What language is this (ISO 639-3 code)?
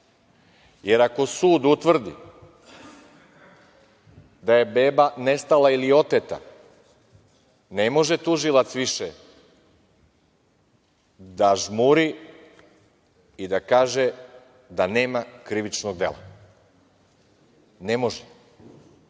srp